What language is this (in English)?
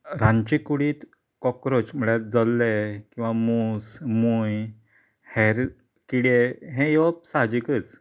Konkani